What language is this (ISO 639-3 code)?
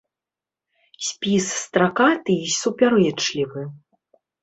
bel